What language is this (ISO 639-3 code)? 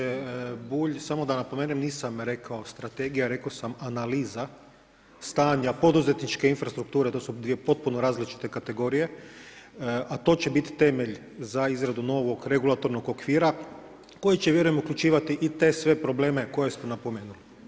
hrv